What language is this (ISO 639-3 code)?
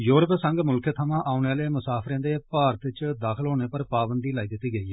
doi